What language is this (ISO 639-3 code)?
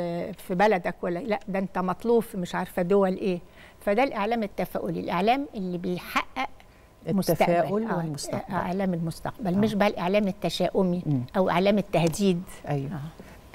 ara